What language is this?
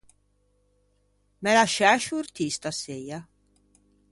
Ligurian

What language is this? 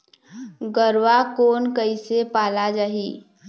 Chhattisgarhi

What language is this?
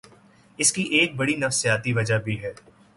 Urdu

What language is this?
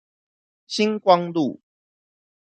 Chinese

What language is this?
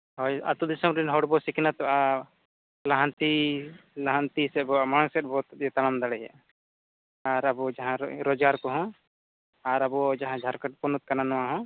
Santali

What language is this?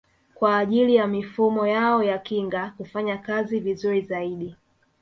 Swahili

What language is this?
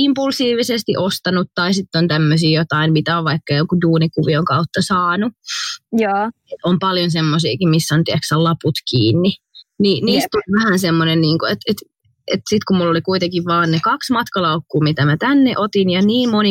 Finnish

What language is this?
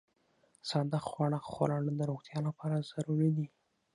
Pashto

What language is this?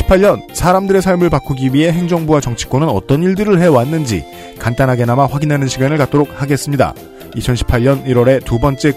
Korean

